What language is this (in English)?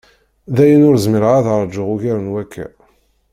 Kabyle